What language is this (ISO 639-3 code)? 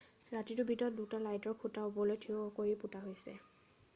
asm